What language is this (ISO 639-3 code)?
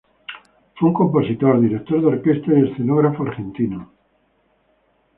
spa